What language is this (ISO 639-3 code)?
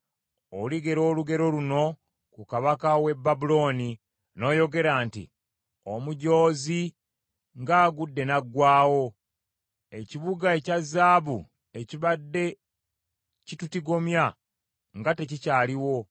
lug